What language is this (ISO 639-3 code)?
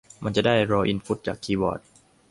tha